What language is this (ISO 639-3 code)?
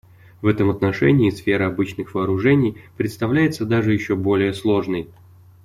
rus